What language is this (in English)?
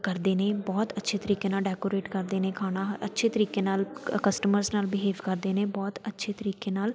Punjabi